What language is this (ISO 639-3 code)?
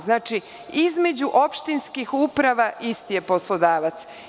srp